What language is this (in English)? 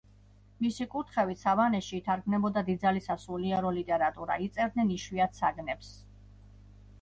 Georgian